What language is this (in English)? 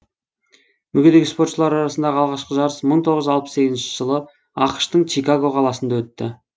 Kazakh